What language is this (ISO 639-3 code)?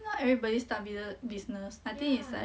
eng